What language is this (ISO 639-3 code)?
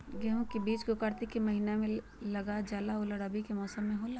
mag